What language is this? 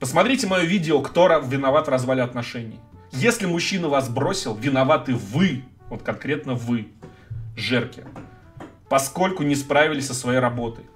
Russian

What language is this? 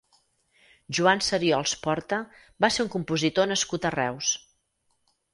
Catalan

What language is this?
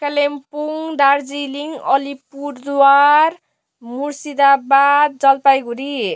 Nepali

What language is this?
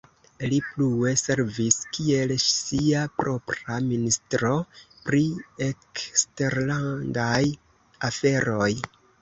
Esperanto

